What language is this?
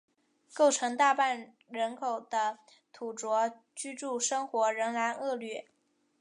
Chinese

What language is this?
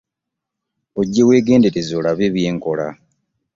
Ganda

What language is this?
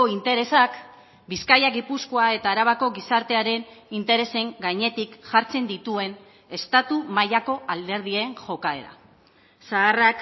Basque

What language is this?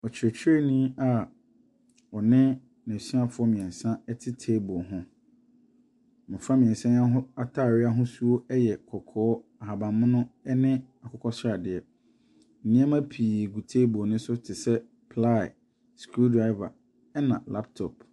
Akan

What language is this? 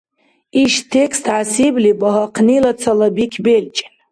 Dargwa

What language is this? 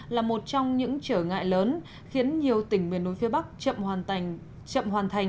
Vietnamese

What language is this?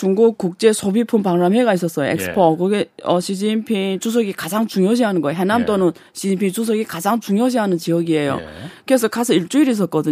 Korean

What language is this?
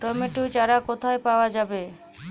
Bangla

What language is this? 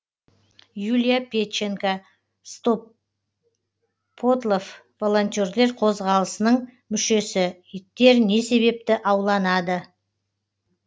Kazakh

